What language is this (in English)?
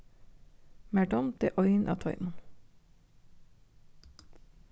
Faroese